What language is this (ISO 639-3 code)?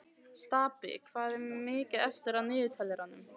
isl